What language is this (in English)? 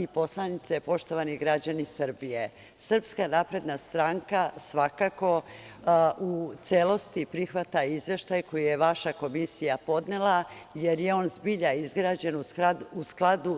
Serbian